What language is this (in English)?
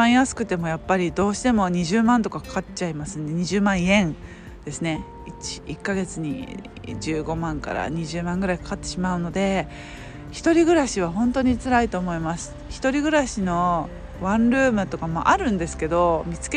Japanese